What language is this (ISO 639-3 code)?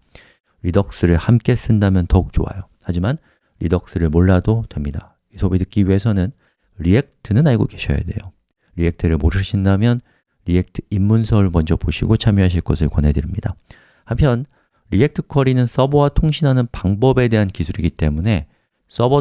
kor